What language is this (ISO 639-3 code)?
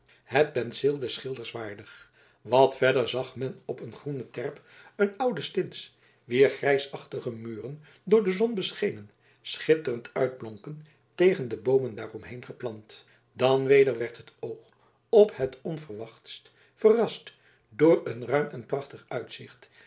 nld